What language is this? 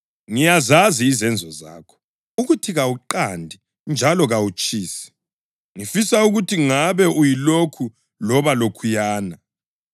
North Ndebele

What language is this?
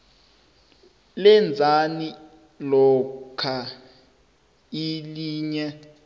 South Ndebele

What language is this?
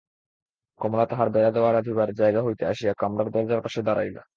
Bangla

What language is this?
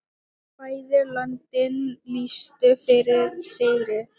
Icelandic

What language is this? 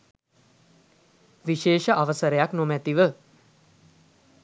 Sinhala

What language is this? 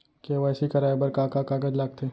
Chhattisgarhi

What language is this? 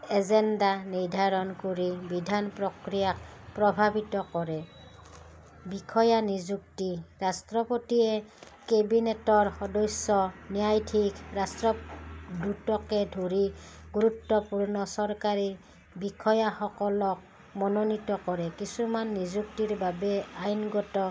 Assamese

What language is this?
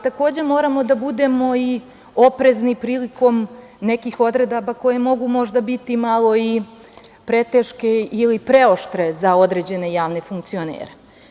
Serbian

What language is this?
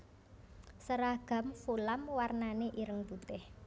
Javanese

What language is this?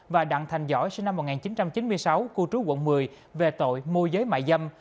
Vietnamese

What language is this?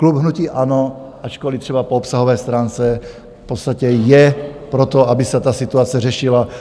Czech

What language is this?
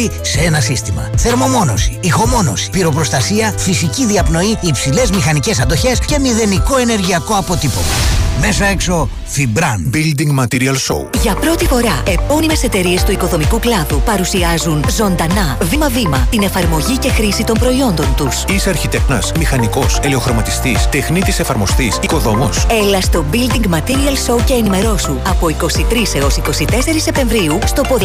Greek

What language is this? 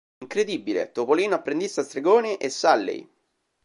Italian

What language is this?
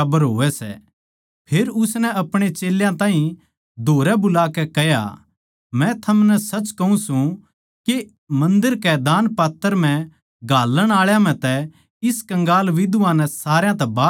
Haryanvi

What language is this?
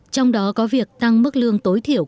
Vietnamese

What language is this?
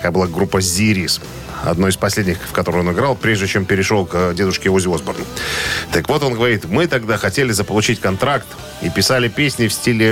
Russian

